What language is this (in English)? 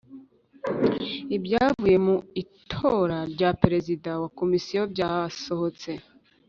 Kinyarwanda